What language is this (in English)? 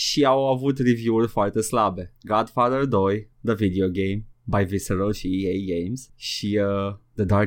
Romanian